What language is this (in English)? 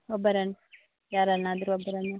Kannada